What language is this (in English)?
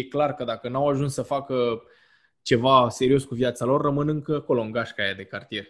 Romanian